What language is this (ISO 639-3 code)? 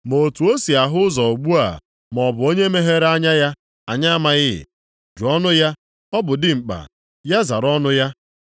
ibo